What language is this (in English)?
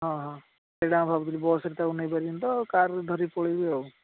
Odia